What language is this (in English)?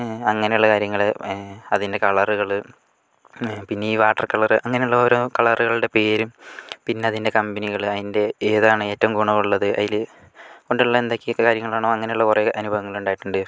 Malayalam